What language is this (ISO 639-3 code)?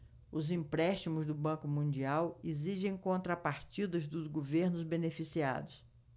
por